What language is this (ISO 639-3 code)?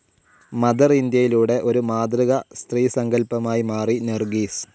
mal